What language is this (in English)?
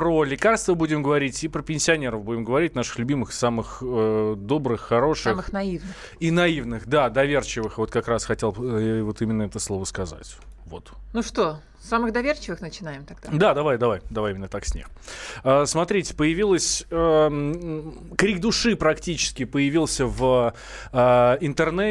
Russian